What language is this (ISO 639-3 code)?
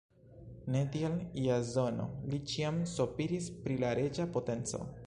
epo